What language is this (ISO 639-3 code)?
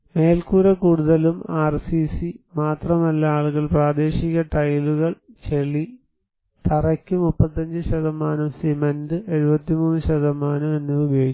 mal